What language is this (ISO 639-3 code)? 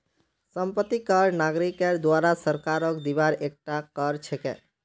mag